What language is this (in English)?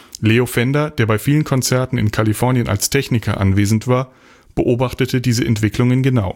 German